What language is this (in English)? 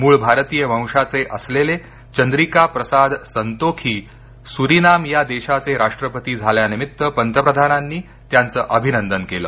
Marathi